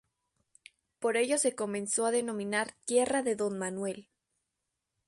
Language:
Spanish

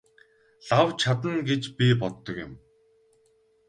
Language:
Mongolian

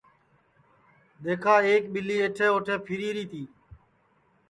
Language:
Sansi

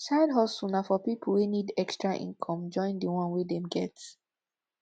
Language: Nigerian Pidgin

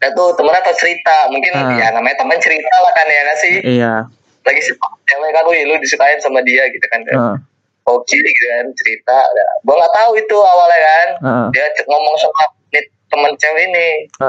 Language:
Indonesian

